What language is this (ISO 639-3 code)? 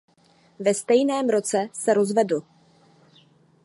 ces